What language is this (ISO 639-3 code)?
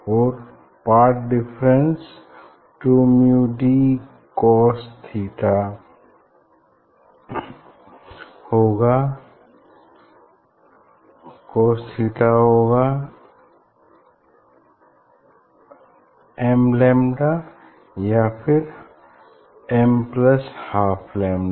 hin